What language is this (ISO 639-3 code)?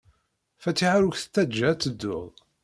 kab